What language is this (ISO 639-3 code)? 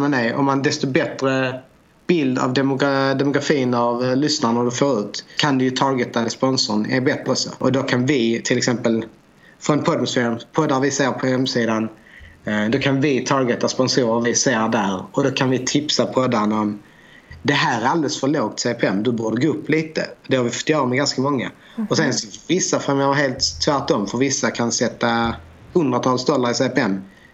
swe